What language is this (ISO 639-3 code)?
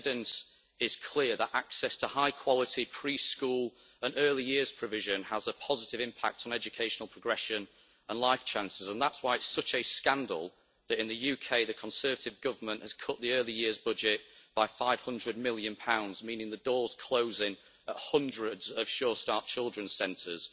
eng